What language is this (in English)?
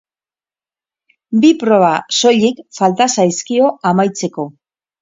Basque